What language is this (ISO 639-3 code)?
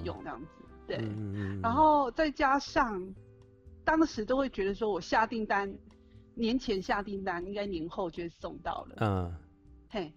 zho